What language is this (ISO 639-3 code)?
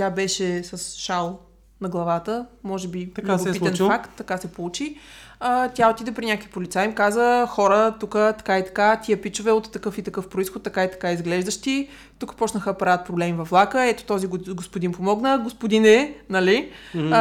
bul